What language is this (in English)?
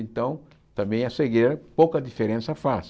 Portuguese